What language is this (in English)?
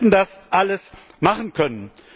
German